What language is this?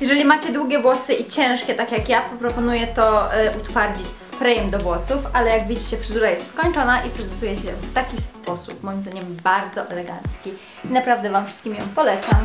Polish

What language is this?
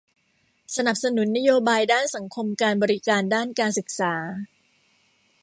Thai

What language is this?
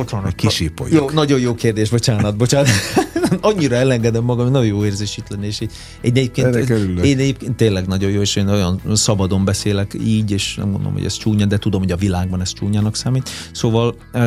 Hungarian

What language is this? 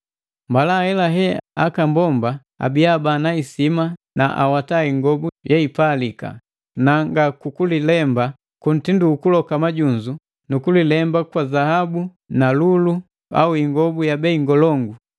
Matengo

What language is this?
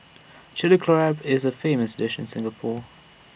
English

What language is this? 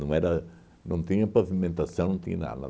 Portuguese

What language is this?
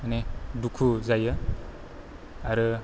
Bodo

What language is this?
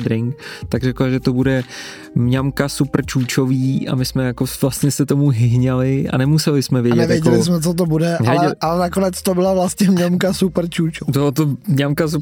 Czech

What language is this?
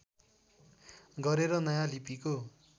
Nepali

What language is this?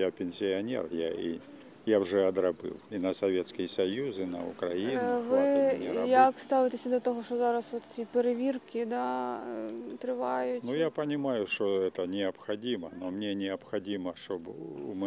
Ukrainian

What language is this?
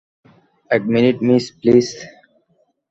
Bangla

